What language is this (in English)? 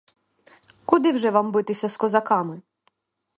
Ukrainian